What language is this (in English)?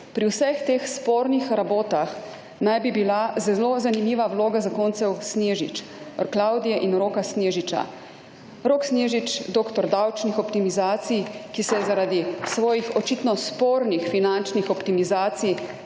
Slovenian